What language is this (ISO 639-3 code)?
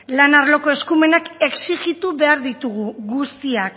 eus